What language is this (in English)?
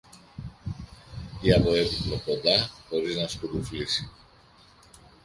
Greek